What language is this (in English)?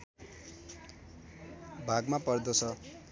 Nepali